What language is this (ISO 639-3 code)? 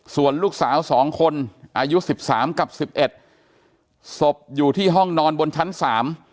tha